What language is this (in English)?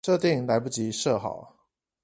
Chinese